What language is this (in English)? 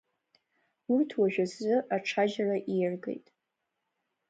Abkhazian